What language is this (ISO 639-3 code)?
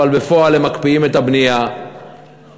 heb